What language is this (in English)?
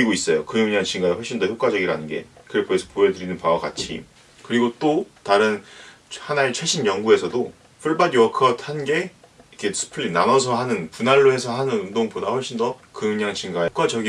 Korean